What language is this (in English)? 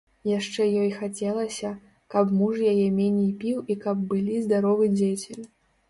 Belarusian